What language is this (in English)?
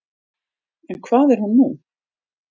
Icelandic